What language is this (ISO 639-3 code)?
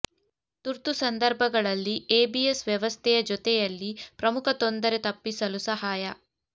kan